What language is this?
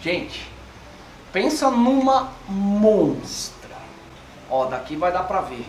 Portuguese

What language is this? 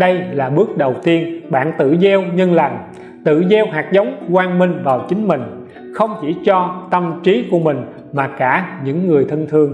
Vietnamese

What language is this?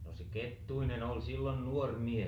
Finnish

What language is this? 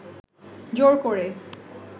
Bangla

